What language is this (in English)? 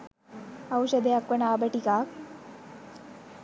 Sinhala